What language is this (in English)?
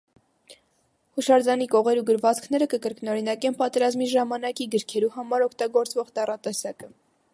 Armenian